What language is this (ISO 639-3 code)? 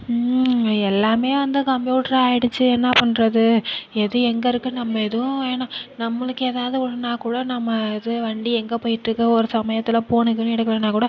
tam